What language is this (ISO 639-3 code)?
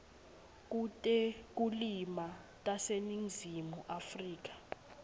ssw